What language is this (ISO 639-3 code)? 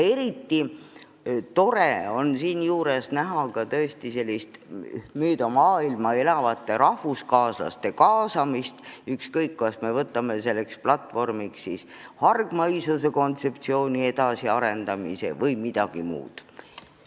est